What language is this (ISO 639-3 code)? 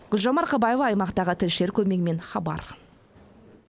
kaz